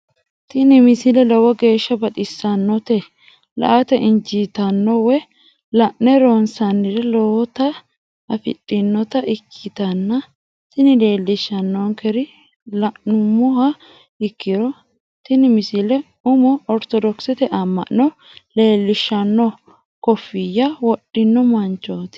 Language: Sidamo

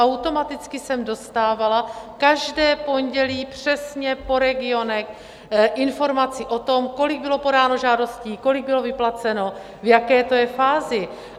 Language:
Czech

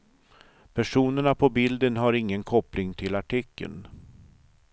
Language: Swedish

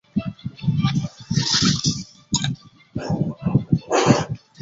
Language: Chinese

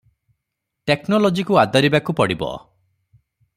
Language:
Odia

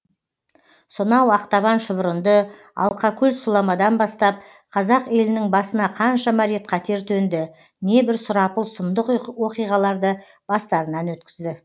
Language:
Kazakh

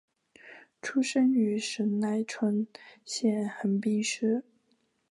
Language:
Chinese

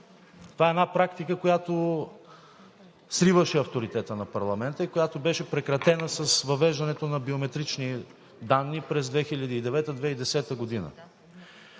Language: Bulgarian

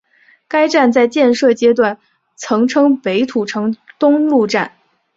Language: Chinese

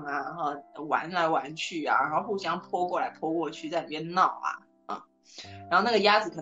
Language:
Chinese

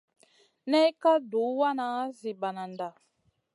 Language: Masana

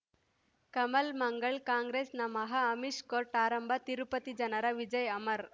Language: Kannada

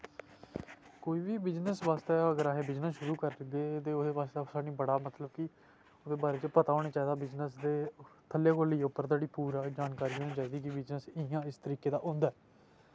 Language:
Dogri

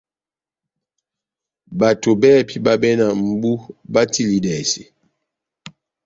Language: Batanga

